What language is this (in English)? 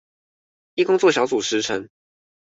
Chinese